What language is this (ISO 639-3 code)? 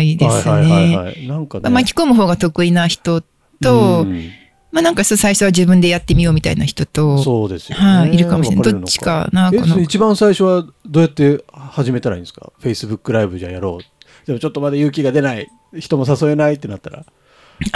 jpn